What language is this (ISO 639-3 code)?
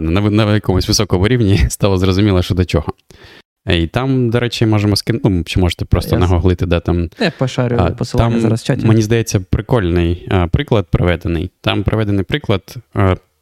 ukr